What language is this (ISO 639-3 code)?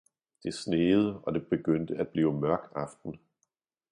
dan